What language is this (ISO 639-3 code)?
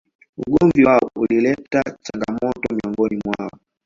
swa